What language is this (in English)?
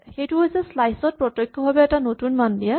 Assamese